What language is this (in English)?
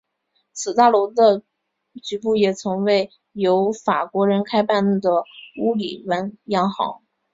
Chinese